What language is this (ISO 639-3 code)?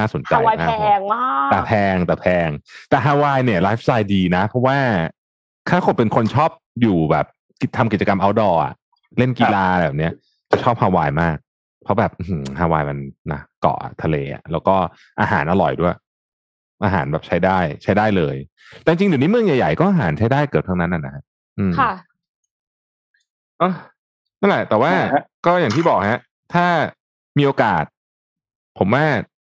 tha